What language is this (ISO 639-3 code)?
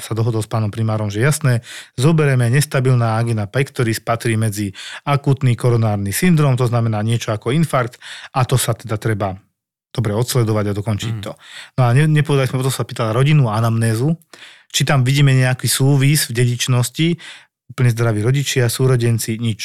slk